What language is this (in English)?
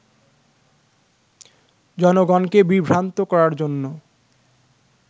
Bangla